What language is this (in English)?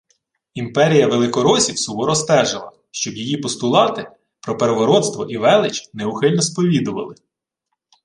Ukrainian